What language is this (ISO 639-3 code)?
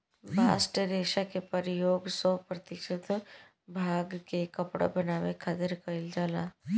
bho